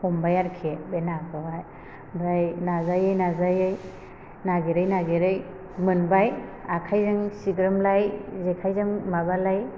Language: Bodo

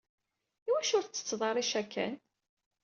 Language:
Kabyle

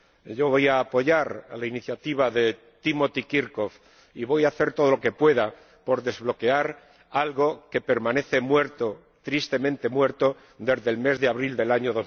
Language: Spanish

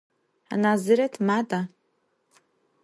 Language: Adyghe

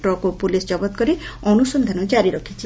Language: Odia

